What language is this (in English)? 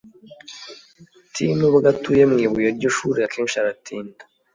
Kinyarwanda